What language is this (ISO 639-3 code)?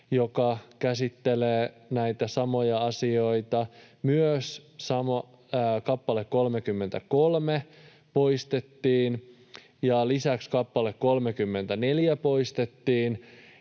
fin